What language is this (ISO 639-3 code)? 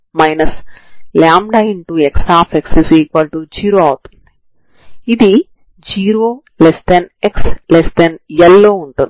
tel